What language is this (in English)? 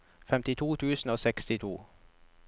Norwegian